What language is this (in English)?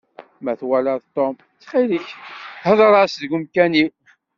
Kabyle